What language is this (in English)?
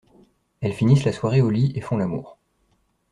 French